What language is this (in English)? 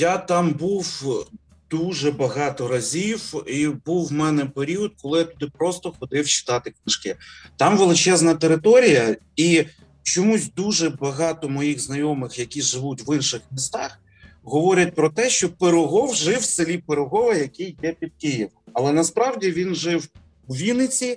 Ukrainian